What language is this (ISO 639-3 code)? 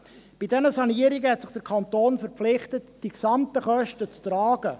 gsw